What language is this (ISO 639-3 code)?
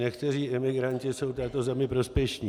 ces